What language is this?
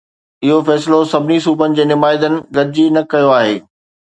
Sindhi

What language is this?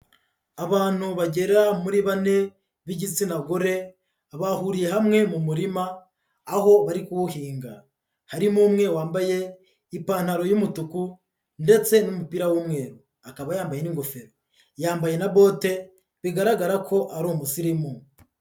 Kinyarwanda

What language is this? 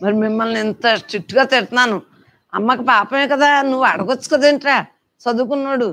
Telugu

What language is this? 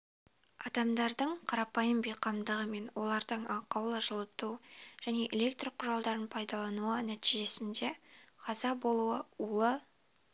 Kazakh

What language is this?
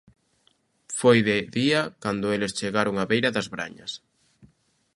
Galician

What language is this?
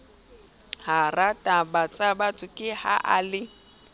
Southern Sotho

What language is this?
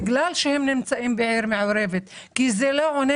Hebrew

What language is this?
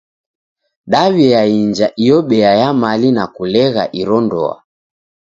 Taita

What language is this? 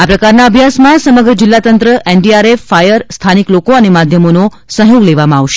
Gujarati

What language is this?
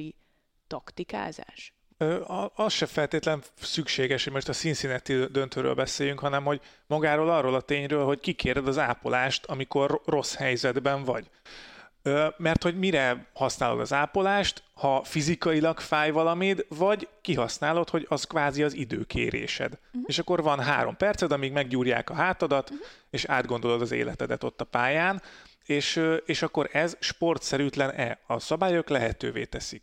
Hungarian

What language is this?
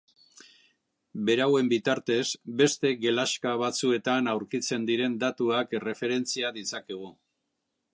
Basque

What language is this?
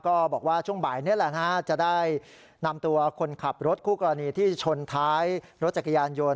Thai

